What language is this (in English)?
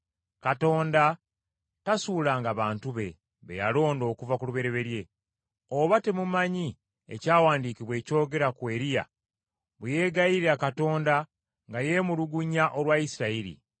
Ganda